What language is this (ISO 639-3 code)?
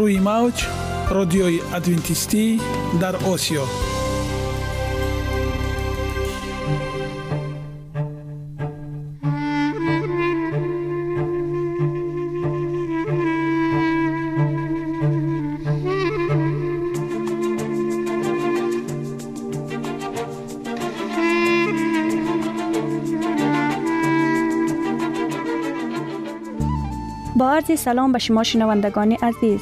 fas